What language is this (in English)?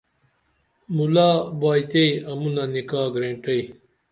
Dameli